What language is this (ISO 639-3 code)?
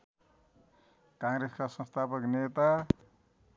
nep